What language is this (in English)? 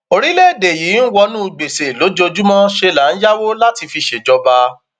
Yoruba